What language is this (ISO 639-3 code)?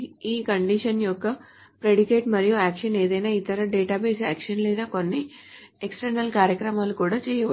tel